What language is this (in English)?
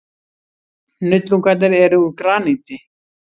Icelandic